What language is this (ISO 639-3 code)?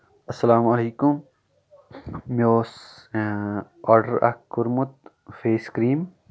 kas